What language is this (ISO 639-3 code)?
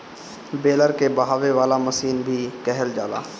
bho